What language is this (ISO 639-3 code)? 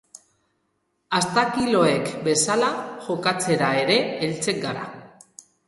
eus